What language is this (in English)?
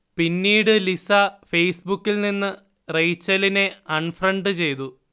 Malayalam